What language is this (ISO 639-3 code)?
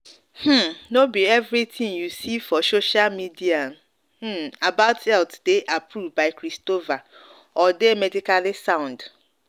pcm